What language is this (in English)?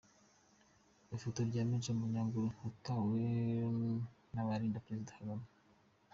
Kinyarwanda